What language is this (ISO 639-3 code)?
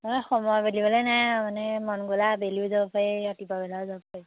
asm